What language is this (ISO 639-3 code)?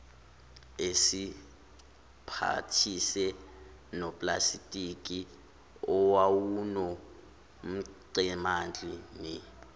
zul